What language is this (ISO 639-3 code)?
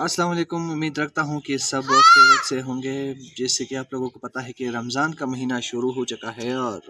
urd